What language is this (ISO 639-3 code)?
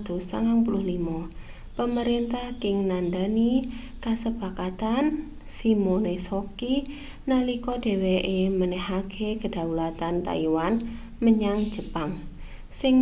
jav